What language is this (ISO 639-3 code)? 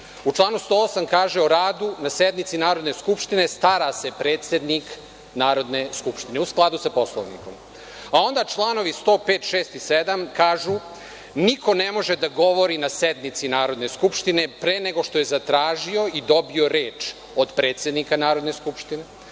srp